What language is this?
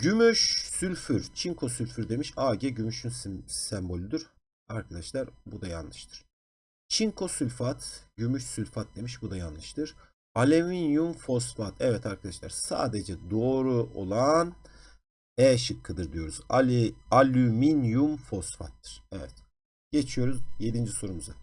Turkish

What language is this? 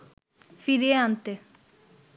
Bangla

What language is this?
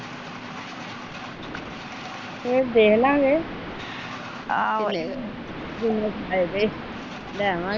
Punjabi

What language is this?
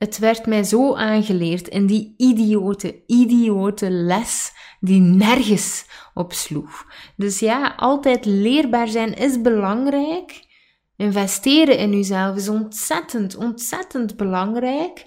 Dutch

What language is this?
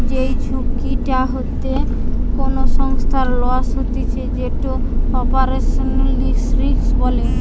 Bangla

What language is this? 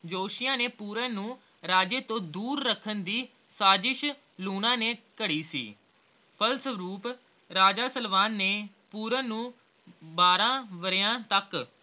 Punjabi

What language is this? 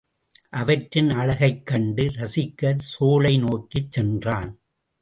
Tamil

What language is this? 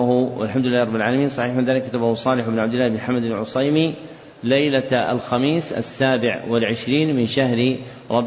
Arabic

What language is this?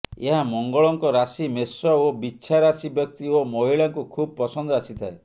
Odia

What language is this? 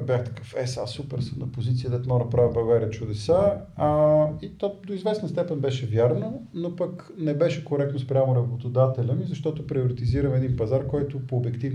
Bulgarian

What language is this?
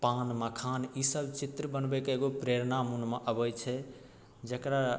Maithili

